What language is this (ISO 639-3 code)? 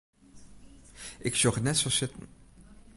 fry